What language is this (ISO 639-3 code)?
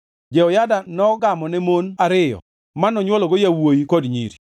luo